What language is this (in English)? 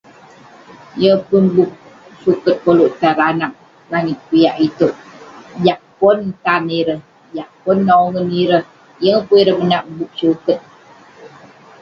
Western Penan